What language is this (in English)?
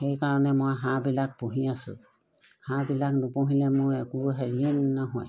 Assamese